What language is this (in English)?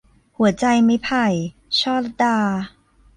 Thai